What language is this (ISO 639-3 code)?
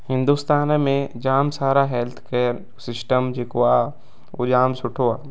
snd